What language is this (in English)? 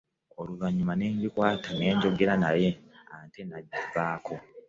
Ganda